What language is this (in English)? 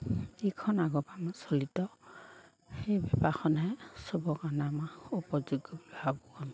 Assamese